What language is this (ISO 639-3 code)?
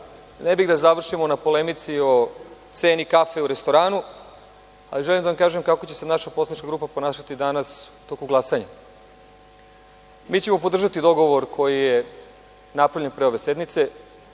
srp